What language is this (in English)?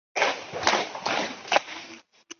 Chinese